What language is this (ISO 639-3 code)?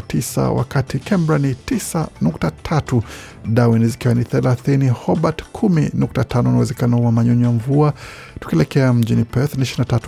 swa